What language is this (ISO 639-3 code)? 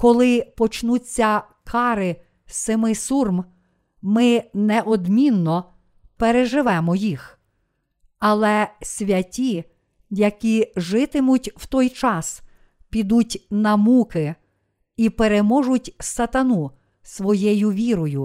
ukr